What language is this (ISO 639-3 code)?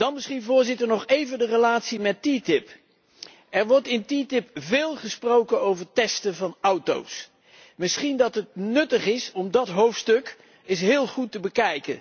nld